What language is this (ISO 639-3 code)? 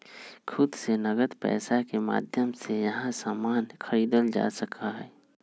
mag